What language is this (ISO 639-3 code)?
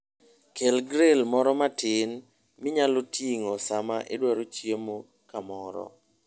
luo